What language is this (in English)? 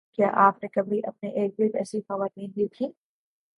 Urdu